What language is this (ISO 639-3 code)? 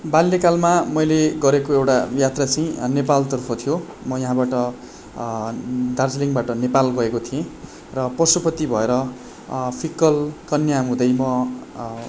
nep